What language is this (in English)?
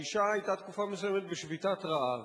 Hebrew